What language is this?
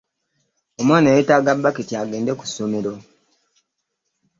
Ganda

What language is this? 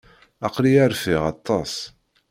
Kabyle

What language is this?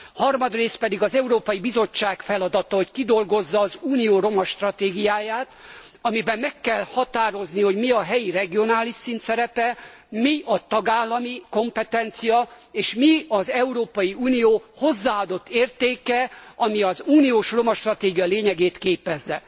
Hungarian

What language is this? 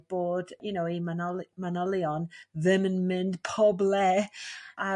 Welsh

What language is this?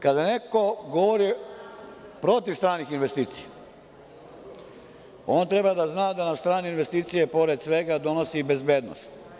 Serbian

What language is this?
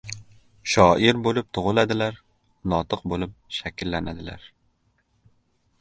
Uzbek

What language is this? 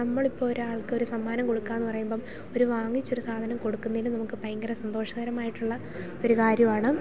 Malayalam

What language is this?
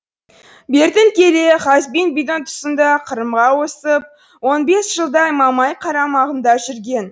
Kazakh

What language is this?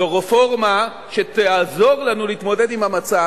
Hebrew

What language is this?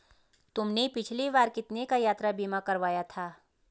Hindi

